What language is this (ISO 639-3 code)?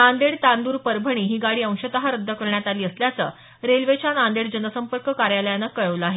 mar